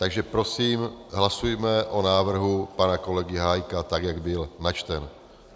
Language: Czech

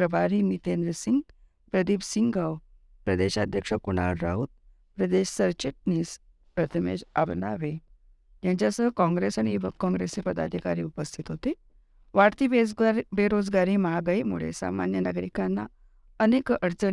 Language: Marathi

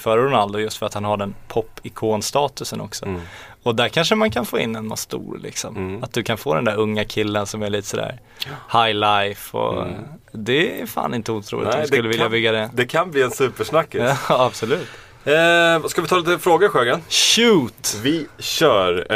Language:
Swedish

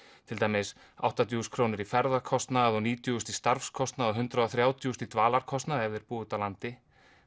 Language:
Icelandic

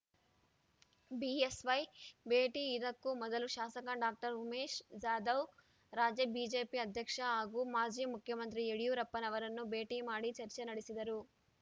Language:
Kannada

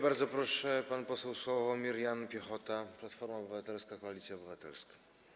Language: Polish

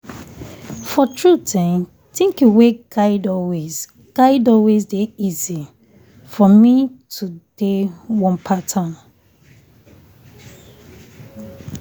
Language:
Nigerian Pidgin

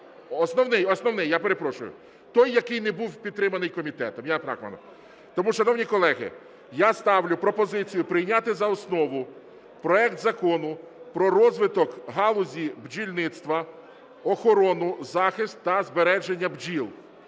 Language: Ukrainian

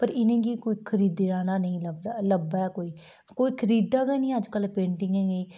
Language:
Dogri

